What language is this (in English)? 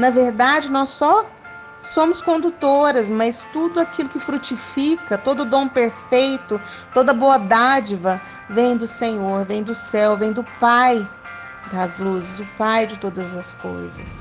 Portuguese